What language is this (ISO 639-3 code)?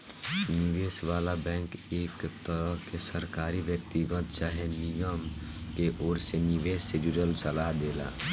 bho